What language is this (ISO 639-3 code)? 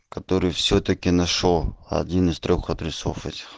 rus